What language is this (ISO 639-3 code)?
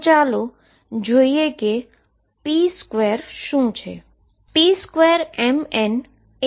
guj